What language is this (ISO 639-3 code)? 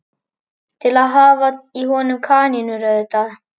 isl